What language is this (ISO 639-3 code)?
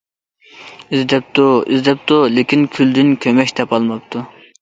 uig